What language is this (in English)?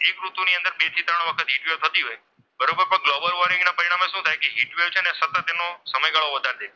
Gujarati